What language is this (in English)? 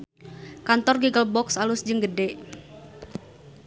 Sundanese